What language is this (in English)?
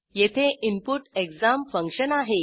Marathi